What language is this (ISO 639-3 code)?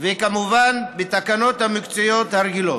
heb